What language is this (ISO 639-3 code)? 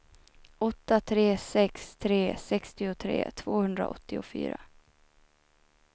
swe